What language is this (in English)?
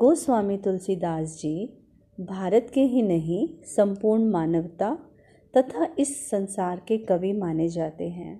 Hindi